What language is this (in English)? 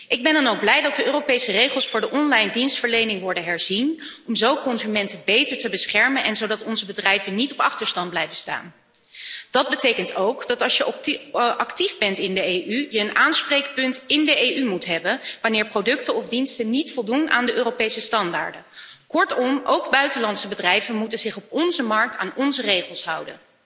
Dutch